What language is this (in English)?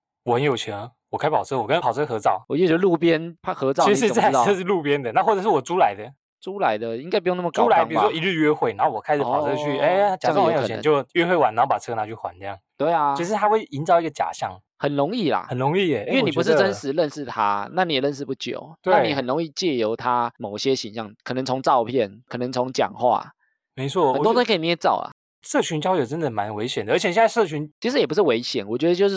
Chinese